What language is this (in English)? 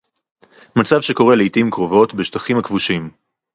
Hebrew